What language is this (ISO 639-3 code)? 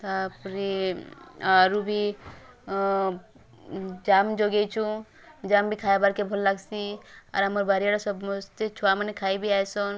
ori